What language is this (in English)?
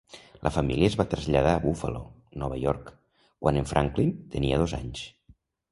Catalan